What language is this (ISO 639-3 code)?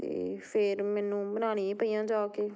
pan